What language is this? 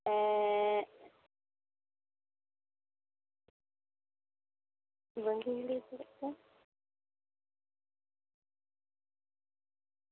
Santali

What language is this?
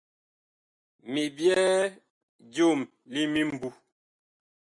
Bakoko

